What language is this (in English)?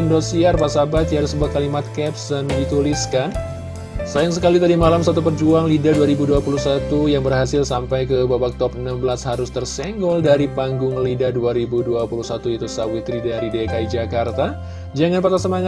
Indonesian